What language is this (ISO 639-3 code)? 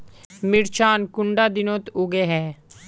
mag